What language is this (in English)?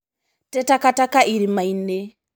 Kikuyu